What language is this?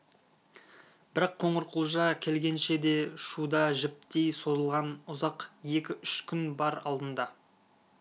Kazakh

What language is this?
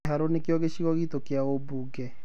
Kikuyu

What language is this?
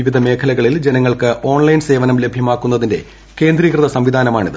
Malayalam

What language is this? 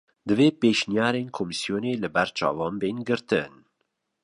Kurdish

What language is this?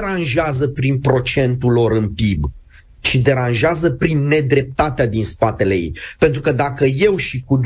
Romanian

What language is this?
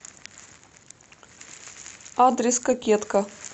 Russian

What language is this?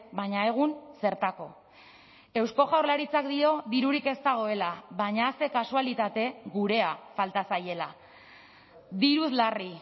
Basque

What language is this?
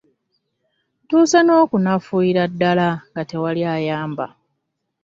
Ganda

